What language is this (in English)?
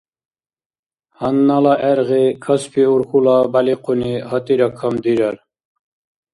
Dargwa